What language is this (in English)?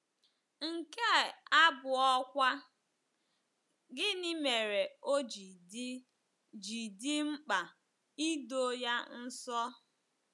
Igbo